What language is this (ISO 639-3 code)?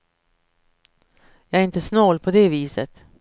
swe